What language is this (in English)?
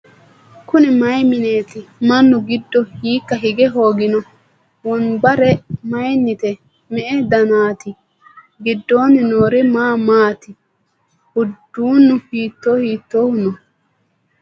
Sidamo